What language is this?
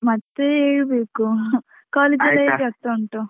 Kannada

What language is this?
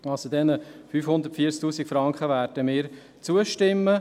Swiss German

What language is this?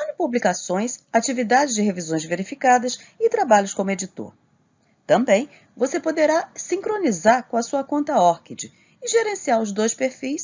Portuguese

